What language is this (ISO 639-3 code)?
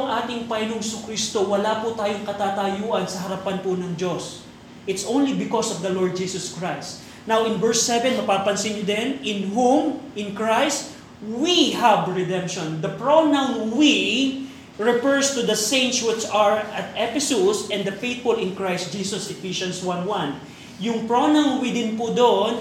fil